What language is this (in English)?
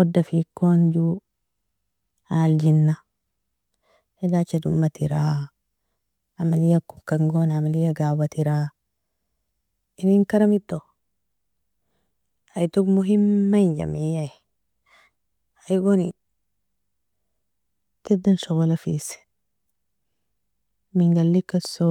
Nobiin